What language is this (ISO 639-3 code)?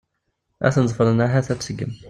kab